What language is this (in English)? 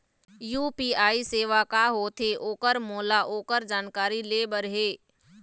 Chhattisgarhi